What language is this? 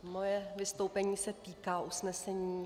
Czech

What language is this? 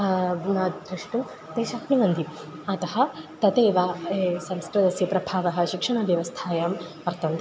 Sanskrit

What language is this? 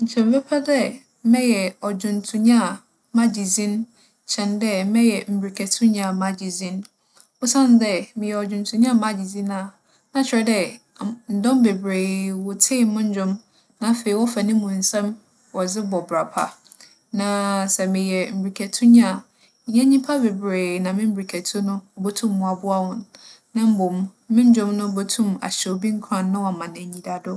Akan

